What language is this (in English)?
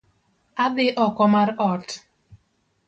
Luo (Kenya and Tanzania)